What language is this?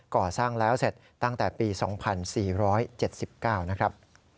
Thai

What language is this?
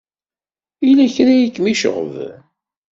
Kabyle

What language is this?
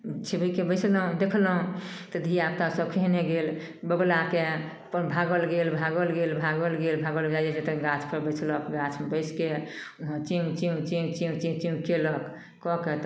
Maithili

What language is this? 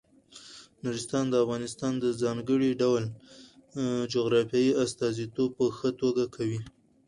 Pashto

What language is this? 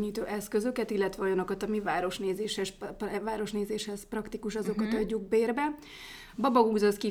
Hungarian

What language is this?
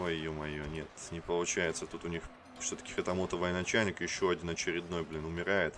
Russian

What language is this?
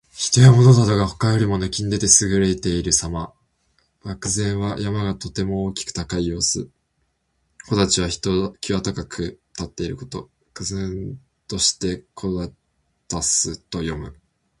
Japanese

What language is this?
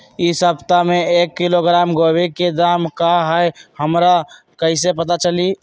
Magahi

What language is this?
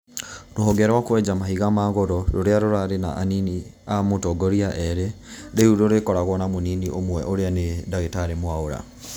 Kikuyu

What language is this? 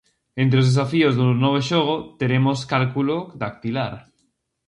Galician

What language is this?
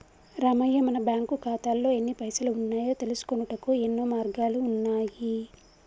Telugu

